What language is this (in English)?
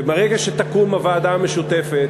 Hebrew